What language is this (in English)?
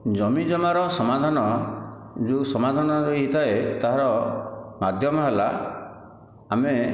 Odia